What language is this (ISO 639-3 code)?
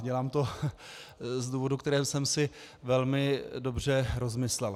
ces